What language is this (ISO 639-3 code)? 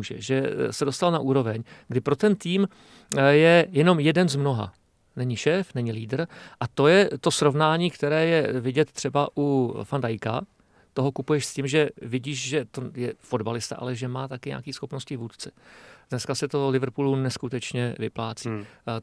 ces